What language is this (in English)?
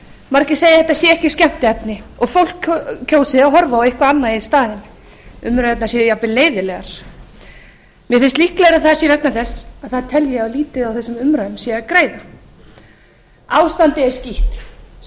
Icelandic